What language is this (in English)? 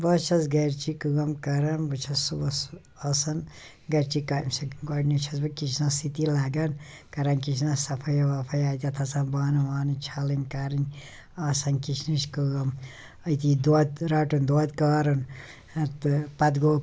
Kashmiri